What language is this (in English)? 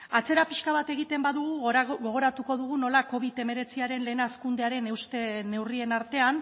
Basque